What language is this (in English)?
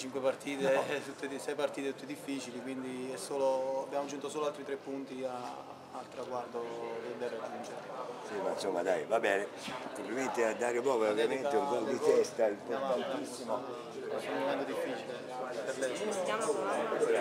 Italian